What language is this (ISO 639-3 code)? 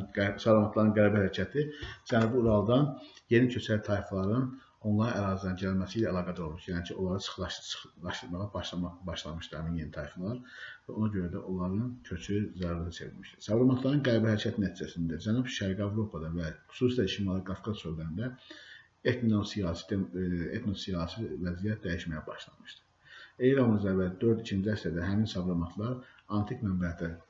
tur